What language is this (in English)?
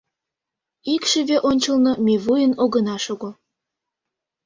Mari